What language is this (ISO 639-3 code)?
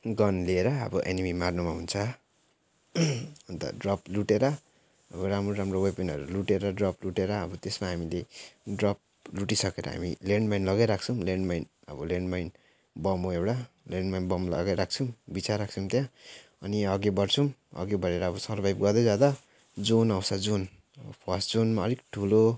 nep